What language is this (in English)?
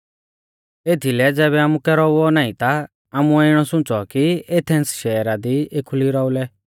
Mahasu Pahari